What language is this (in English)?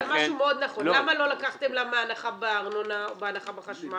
Hebrew